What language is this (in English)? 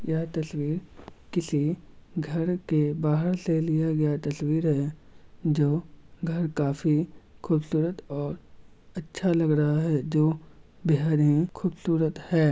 Magahi